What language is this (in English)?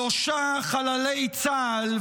Hebrew